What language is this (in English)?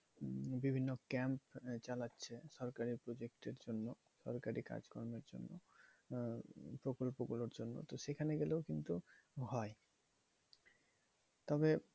Bangla